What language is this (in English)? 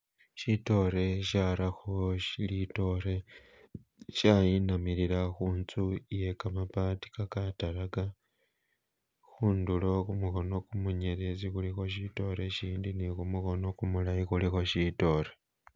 Masaaba